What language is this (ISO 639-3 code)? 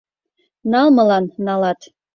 chm